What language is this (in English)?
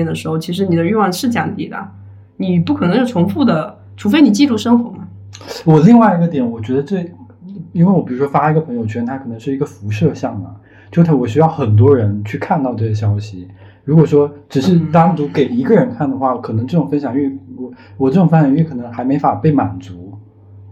Chinese